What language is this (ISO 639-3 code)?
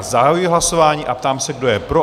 ces